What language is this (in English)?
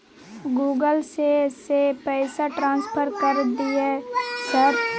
Maithili